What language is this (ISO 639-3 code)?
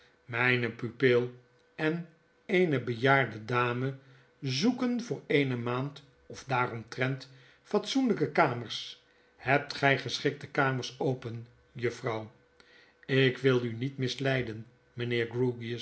nld